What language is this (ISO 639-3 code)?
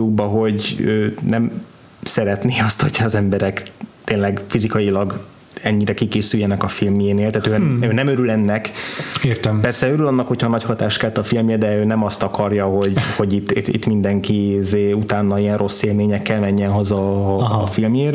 hun